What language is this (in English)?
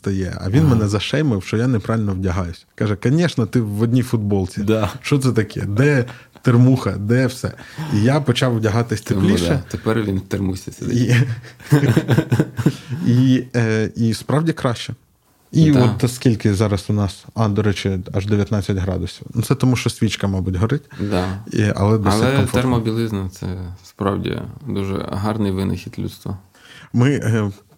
Ukrainian